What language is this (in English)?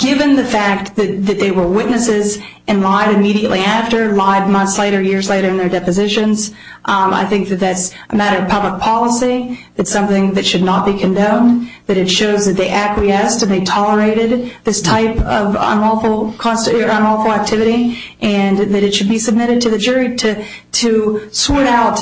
English